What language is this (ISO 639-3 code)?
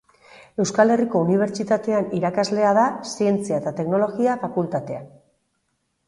eus